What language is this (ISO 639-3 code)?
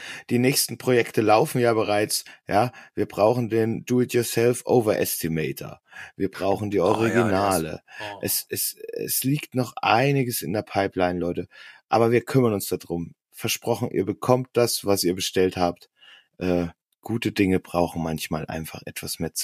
deu